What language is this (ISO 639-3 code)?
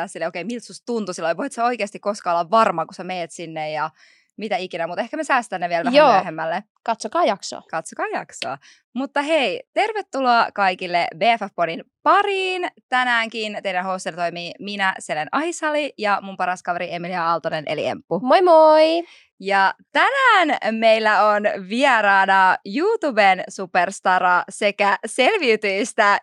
fin